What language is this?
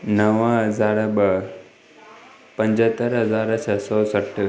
Sindhi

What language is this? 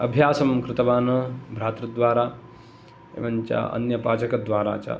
Sanskrit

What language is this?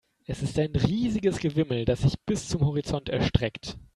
German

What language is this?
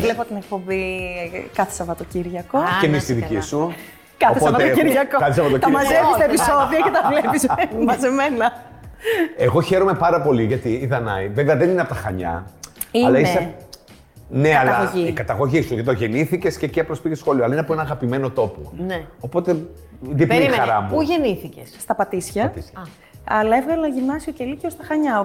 Greek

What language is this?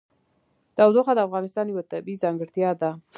Pashto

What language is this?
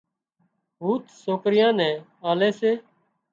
Wadiyara Koli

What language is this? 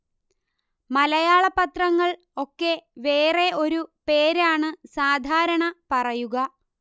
Malayalam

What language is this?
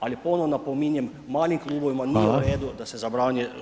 Croatian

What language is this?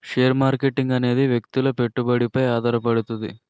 Telugu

